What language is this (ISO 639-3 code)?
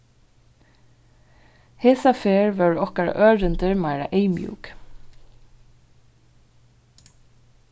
fao